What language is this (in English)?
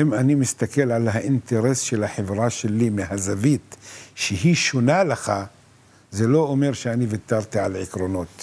Hebrew